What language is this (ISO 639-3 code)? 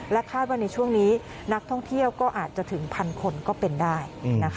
tha